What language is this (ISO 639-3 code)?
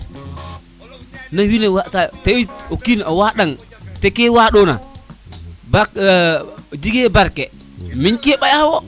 srr